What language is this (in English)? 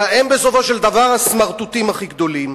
Hebrew